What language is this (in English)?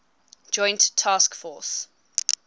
English